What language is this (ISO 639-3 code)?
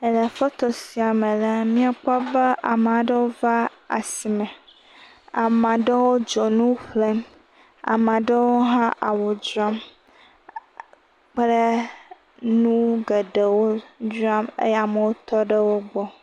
ewe